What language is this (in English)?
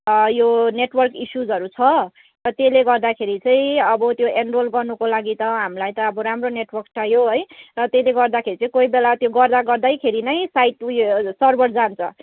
Nepali